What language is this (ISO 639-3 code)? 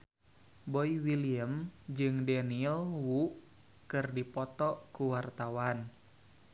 sun